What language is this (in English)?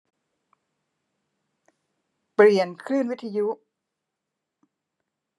Thai